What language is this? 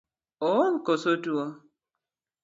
Luo (Kenya and Tanzania)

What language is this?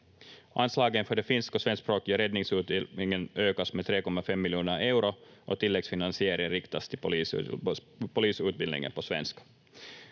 Finnish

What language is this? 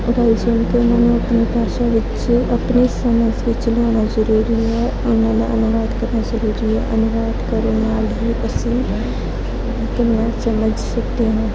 Punjabi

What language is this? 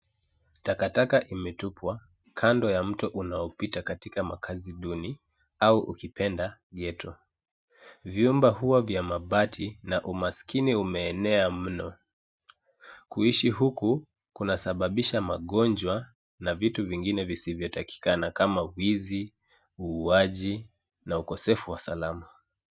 Swahili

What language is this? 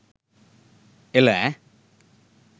Sinhala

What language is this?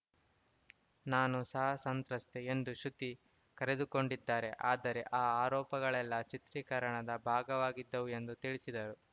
Kannada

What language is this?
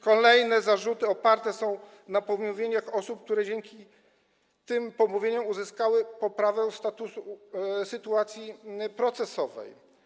Polish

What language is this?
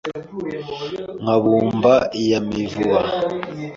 Kinyarwanda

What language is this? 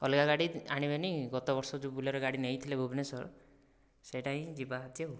Odia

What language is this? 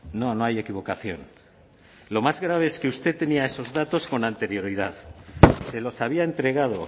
Spanish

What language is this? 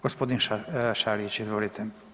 Croatian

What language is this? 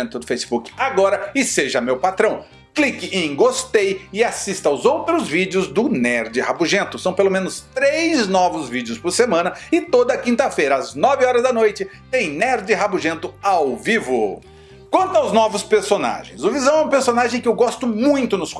Portuguese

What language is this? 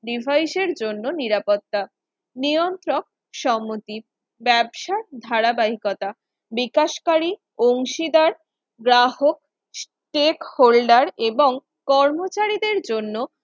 Bangla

